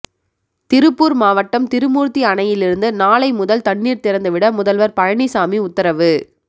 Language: Tamil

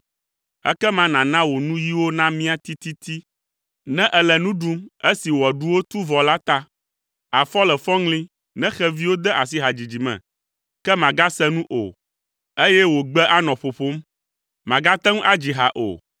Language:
Ewe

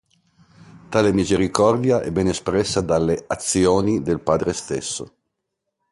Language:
Italian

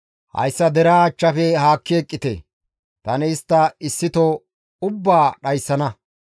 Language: Gamo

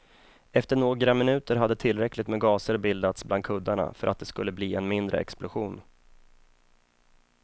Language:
Swedish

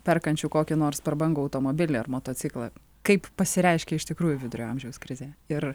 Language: Lithuanian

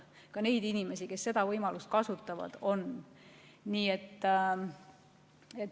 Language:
Estonian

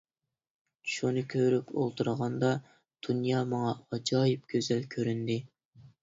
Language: Uyghur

